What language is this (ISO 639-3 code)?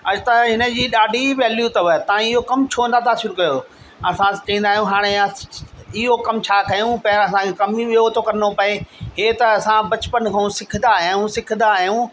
snd